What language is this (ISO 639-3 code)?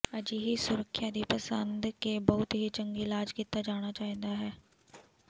pan